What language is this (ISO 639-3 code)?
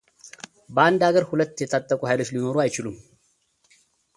amh